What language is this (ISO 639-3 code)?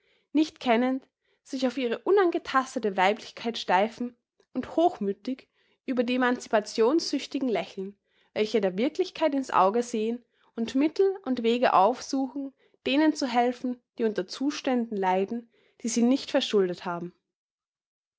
deu